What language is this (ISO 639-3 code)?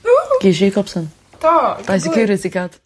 cym